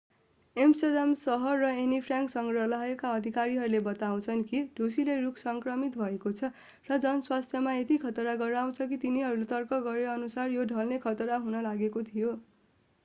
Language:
Nepali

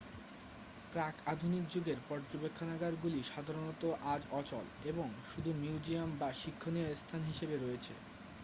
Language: Bangla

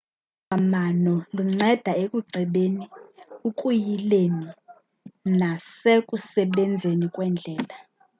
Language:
Xhosa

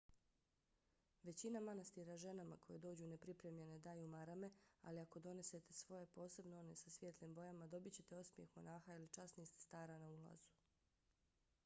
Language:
Bosnian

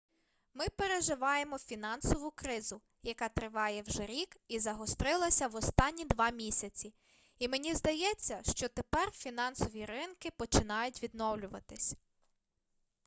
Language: Ukrainian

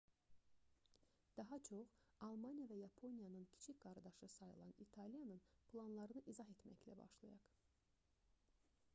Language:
Azerbaijani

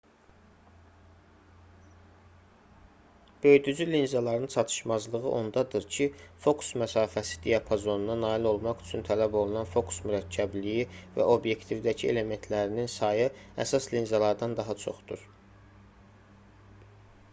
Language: Azerbaijani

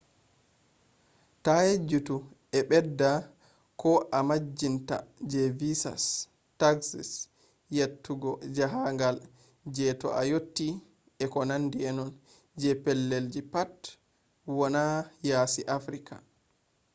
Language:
Fula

